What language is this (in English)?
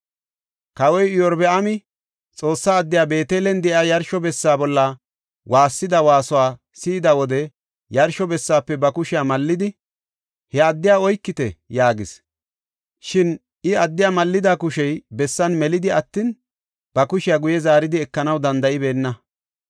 Gofa